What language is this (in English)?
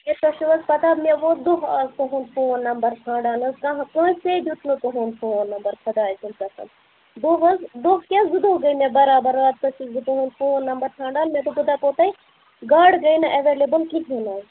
Kashmiri